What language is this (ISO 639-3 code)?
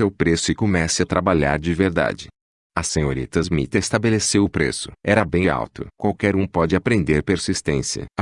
por